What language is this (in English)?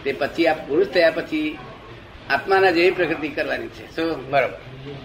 Gujarati